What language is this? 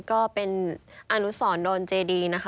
Thai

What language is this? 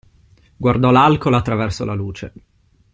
Italian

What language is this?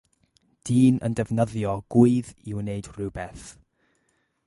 Welsh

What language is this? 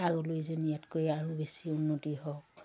Assamese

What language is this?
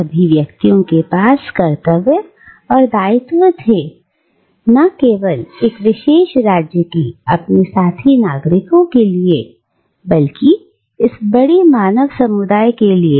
Hindi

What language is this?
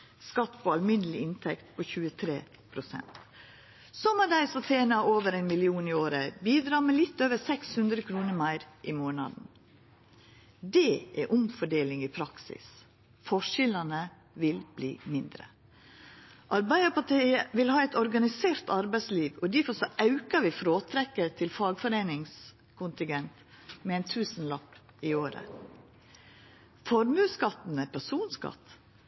Norwegian Nynorsk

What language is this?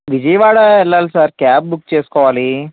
Telugu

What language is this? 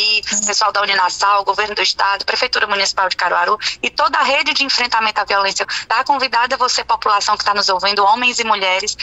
Portuguese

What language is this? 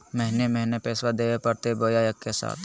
Magahi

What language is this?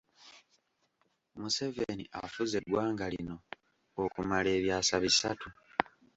Ganda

